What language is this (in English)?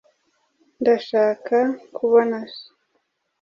Kinyarwanda